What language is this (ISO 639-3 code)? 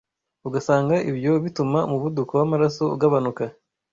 kin